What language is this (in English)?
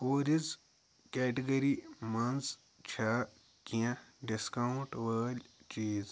Kashmiri